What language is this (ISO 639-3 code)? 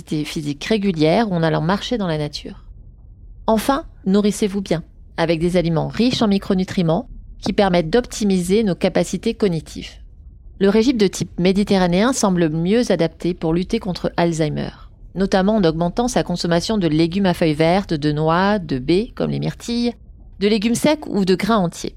fra